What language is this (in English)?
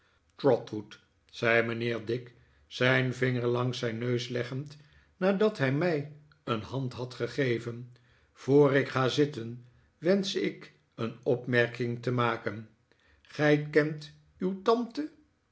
Dutch